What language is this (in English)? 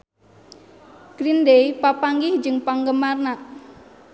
Sundanese